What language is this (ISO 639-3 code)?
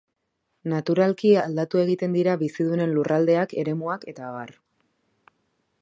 eus